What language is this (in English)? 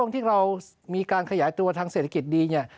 Thai